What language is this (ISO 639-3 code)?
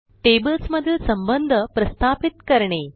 mar